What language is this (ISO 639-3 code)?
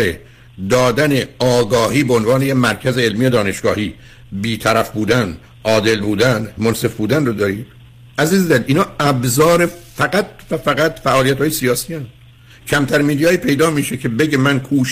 fas